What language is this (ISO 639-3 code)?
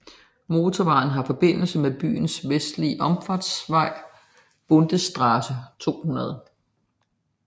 dan